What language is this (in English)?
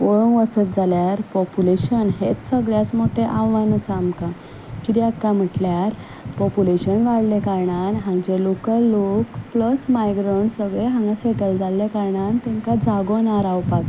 Konkani